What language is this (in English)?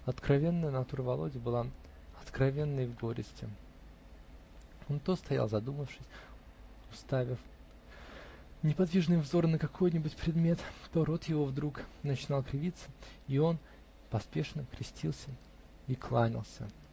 Russian